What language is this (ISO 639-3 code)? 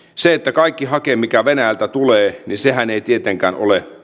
fin